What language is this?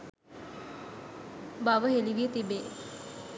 Sinhala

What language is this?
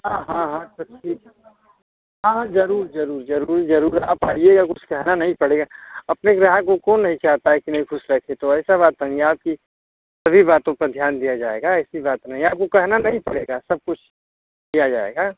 Hindi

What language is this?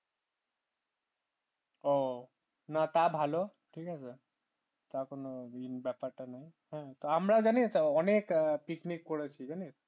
Bangla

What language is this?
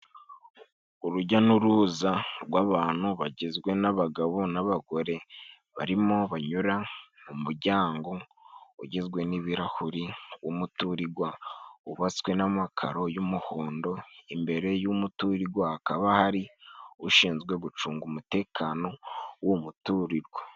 Kinyarwanda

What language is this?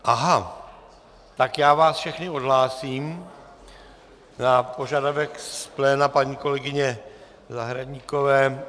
Czech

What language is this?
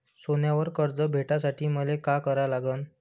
Marathi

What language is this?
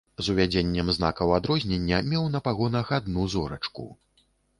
Belarusian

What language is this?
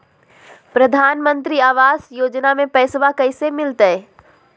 Magahi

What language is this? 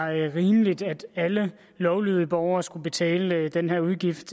Danish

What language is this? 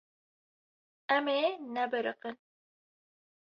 Kurdish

